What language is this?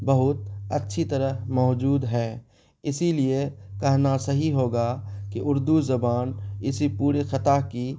Urdu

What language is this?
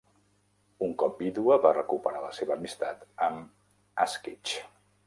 Catalan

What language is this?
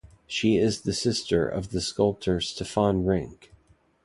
English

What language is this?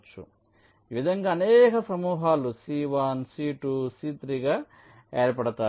Telugu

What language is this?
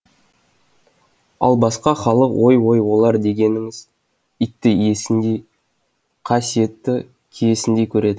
Kazakh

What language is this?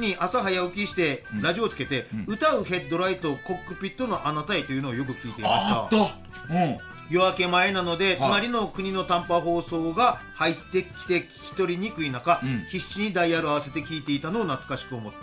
Japanese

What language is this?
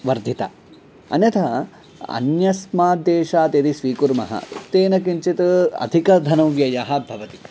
Sanskrit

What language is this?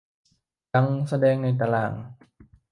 Thai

